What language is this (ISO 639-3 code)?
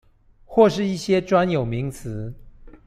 zho